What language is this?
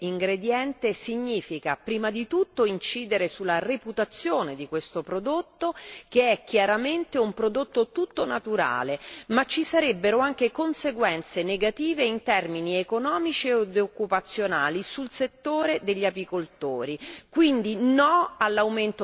Italian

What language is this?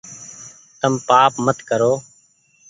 Goaria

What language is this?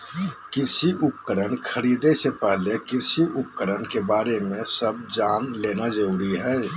Magahi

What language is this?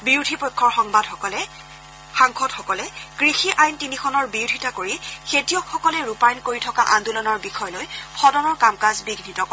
Assamese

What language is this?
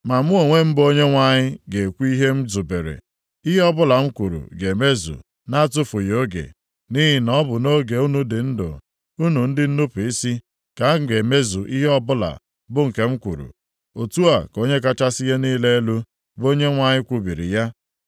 Igbo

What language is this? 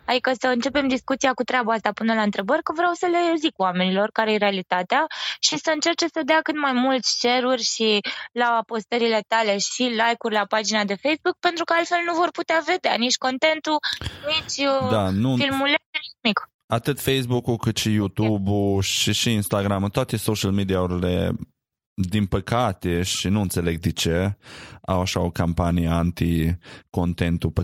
Romanian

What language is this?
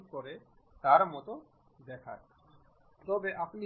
Bangla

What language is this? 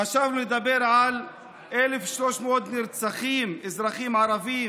Hebrew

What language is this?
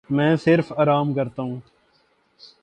Urdu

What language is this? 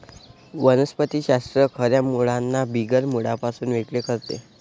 Marathi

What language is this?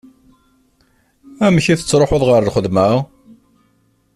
Kabyle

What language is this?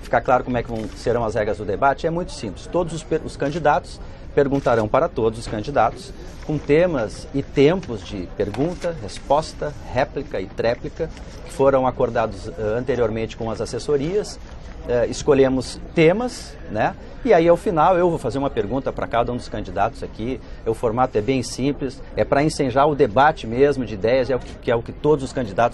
Portuguese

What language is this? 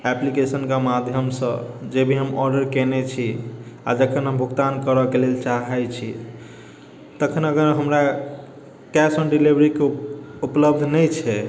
Maithili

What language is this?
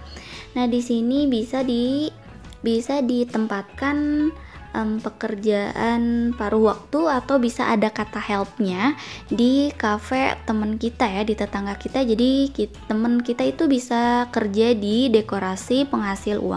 Indonesian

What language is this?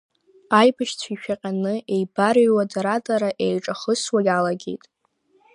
Abkhazian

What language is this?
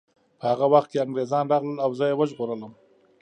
Pashto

